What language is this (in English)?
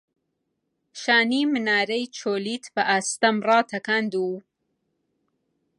Central Kurdish